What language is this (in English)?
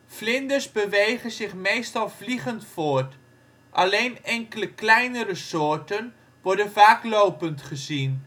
Dutch